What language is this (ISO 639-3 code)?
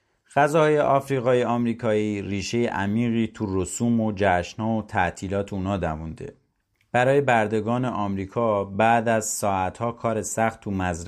fas